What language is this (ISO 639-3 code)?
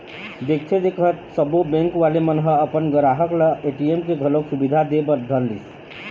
hne